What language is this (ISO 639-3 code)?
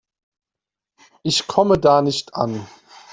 deu